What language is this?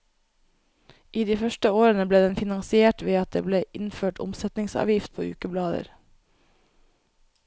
Norwegian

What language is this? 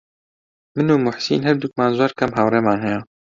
Central Kurdish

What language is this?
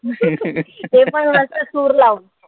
Marathi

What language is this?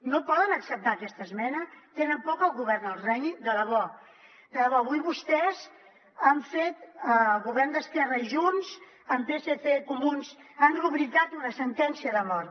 Catalan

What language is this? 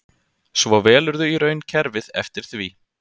Icelandic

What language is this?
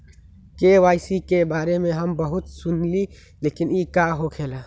Magahi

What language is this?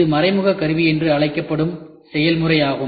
Tamil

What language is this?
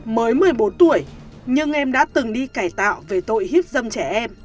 Vietnamese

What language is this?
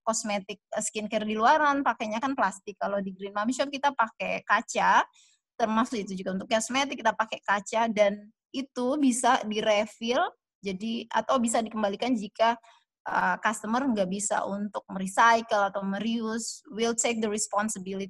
Indonesian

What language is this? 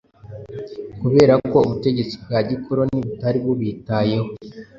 Kinyarwanda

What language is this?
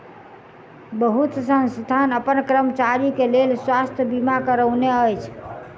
Maithili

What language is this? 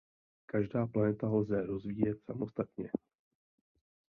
Czech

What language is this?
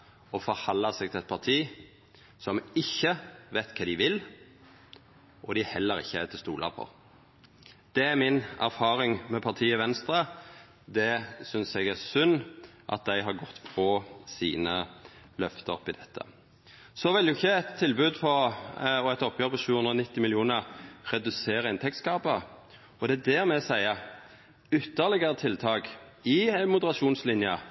Norwegian Nynorsk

